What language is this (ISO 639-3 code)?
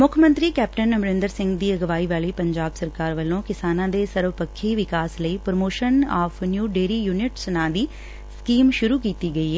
pan